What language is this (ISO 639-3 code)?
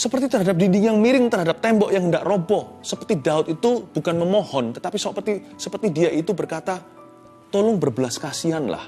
ind